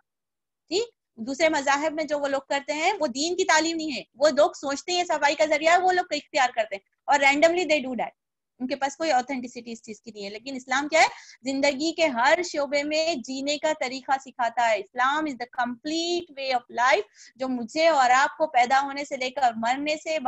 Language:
Hindi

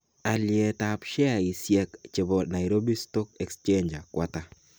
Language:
Kalenjin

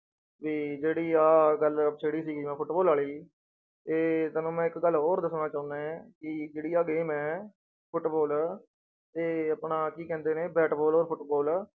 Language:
Punjabi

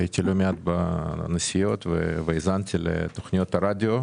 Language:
Hebrew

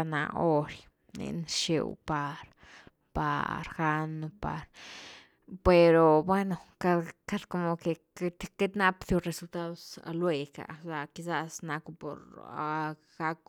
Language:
Güilá Zapotec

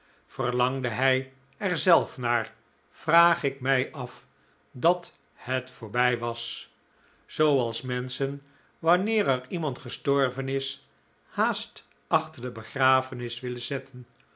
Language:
Dutch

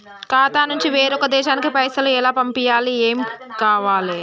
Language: Telugu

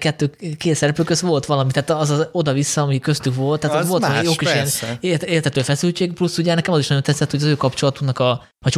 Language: Hungarian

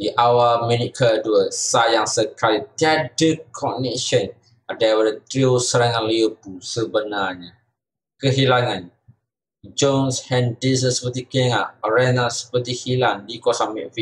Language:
Malay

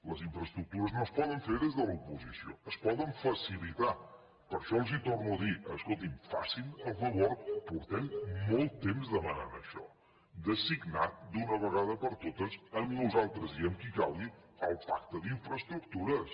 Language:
Catalan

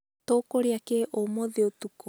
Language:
Kikuyu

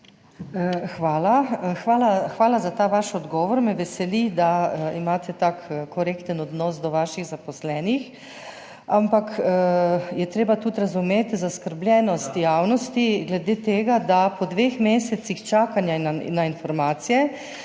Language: Slovenian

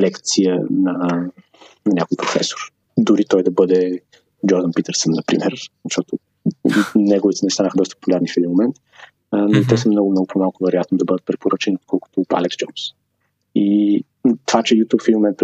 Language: Bulgarian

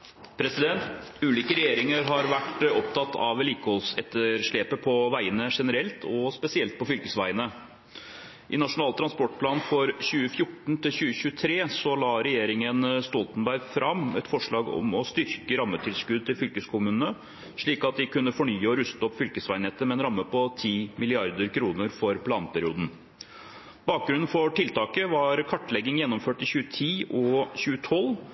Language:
Norwegian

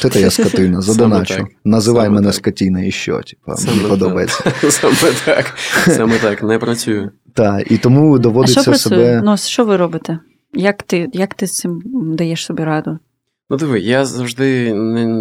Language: Ukrainian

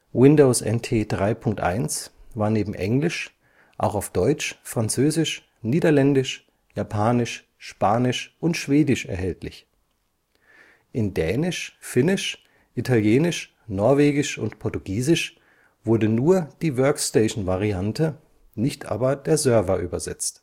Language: German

